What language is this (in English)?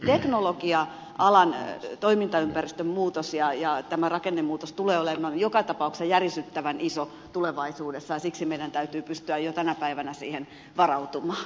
Finnish